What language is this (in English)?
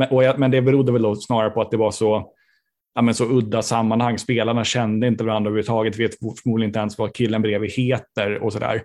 Swedish